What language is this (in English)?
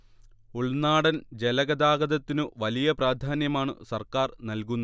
Malayalam